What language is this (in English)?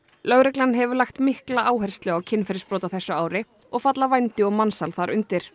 Icelandic